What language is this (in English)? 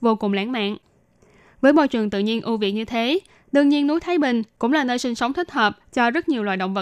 Vietnamese